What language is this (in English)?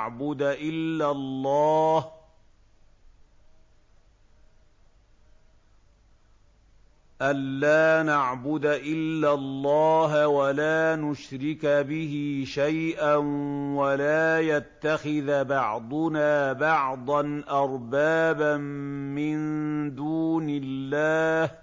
Arabic